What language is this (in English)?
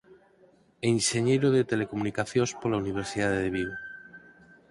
Galician